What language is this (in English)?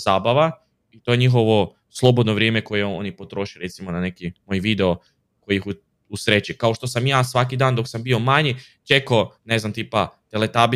Croatian